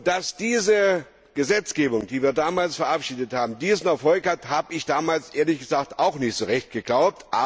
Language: German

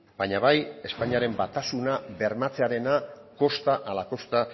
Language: Basque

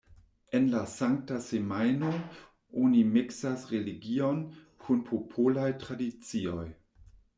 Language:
Esperanto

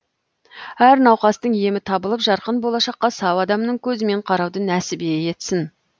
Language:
Kazakh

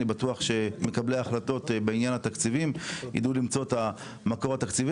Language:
Hebrew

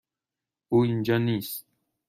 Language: Persian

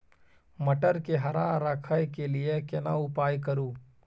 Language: Maithili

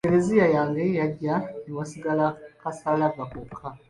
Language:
Ganda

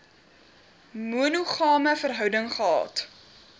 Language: Afrikaans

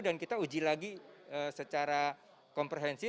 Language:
Indonesian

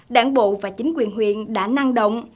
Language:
Vietnamese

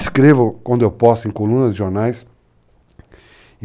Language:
Portuguese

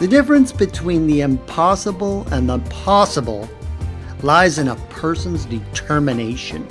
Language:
English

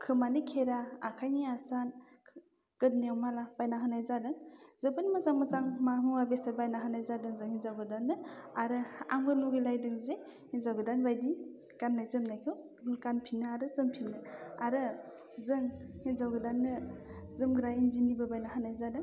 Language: Bodo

